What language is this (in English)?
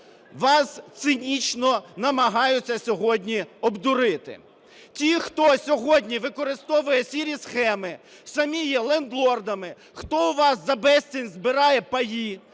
Ukrainian